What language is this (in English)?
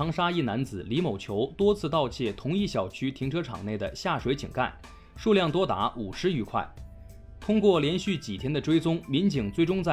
Chinese